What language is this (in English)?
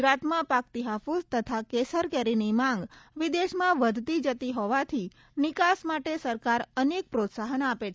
Gujarati